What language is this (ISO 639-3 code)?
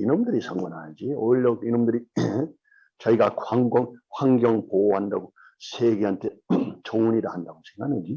kor